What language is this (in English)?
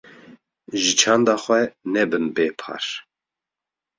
Kurdish